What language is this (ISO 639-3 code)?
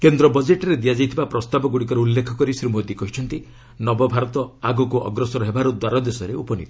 ori